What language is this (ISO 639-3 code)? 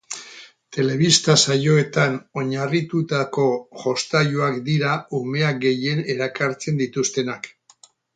eus